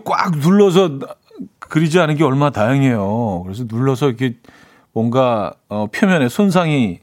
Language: Korean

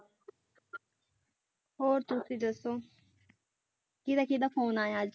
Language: Punjabi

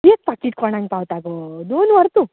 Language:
Konkani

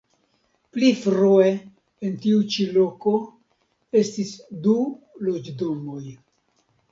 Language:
Esperanto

